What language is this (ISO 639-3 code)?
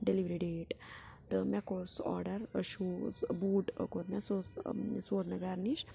kas